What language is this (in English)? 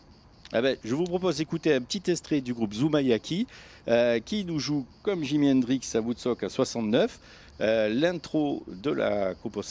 French